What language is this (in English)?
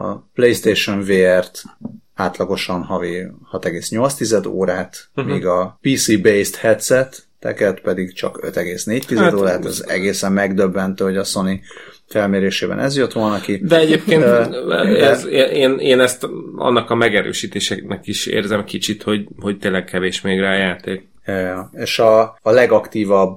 Hungarian